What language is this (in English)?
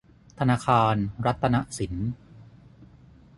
Thai